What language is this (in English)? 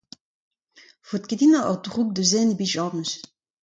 Breton